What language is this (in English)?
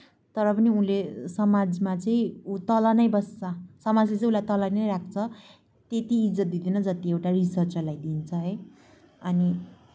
Nepali